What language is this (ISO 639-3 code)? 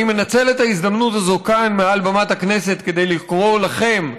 heb